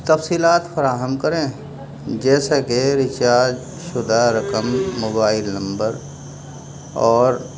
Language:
Urdu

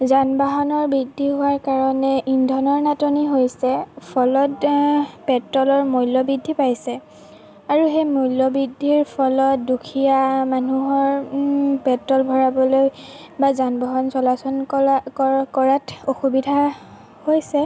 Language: Assamese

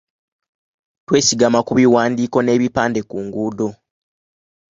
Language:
Ganda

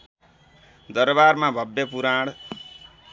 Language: Nepali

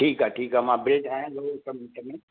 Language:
Sindhi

